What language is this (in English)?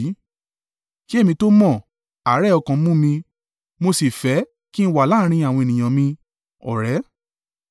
Yoruba